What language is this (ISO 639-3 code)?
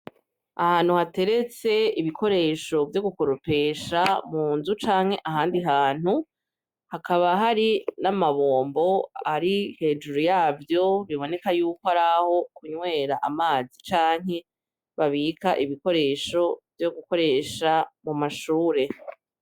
run